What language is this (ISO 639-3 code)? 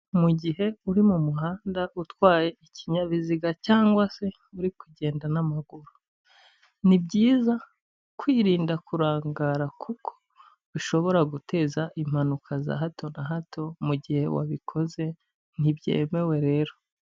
kin